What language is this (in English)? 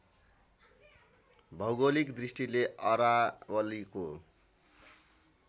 Nepali